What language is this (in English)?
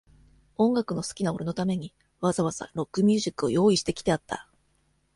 Japanese